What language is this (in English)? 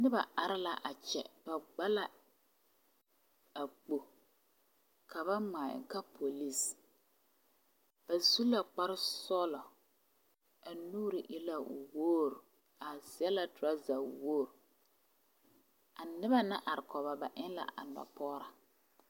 Southern Dagaare